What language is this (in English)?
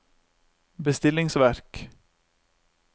Norwegian